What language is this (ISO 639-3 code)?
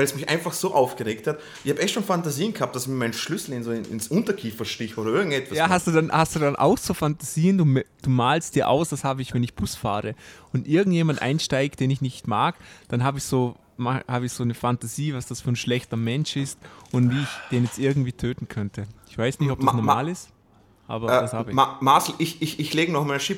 deu